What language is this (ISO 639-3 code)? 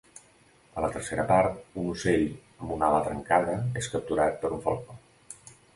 cat